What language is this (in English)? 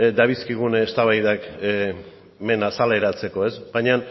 Basque